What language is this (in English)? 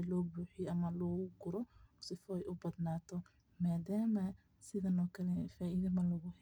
Somali